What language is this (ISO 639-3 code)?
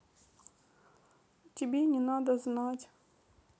rus